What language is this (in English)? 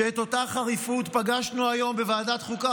Hebrew